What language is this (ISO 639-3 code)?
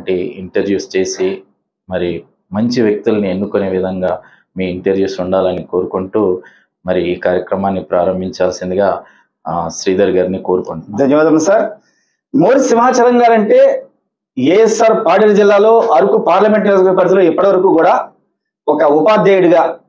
tel